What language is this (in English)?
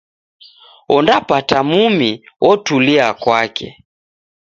Taita